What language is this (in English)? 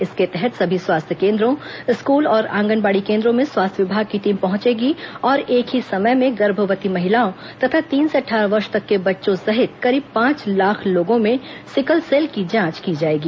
Hindi